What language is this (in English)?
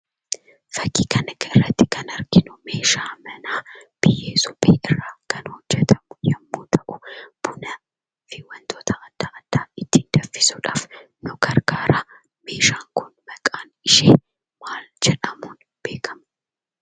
Oromo